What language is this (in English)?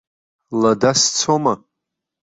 Abkhazian